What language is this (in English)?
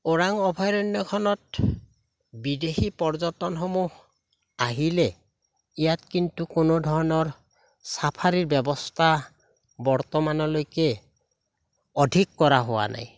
Assamese